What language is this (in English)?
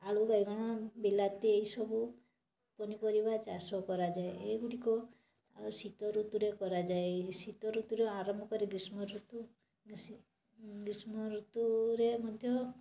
Odia